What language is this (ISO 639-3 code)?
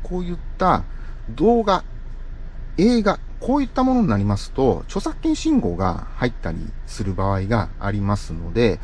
jpn